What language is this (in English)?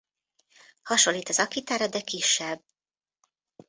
Hungarian